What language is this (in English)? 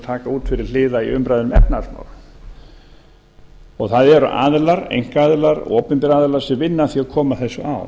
Icelandic